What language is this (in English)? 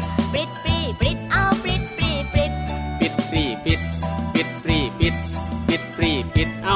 Thai